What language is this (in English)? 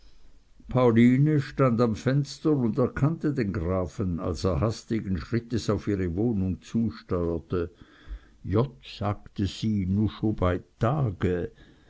German